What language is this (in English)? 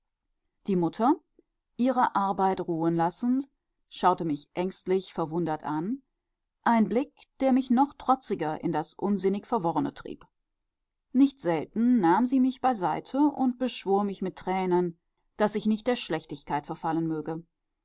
German